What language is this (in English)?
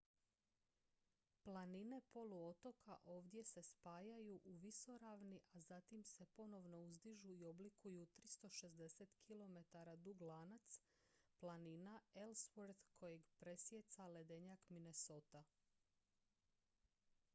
Croatian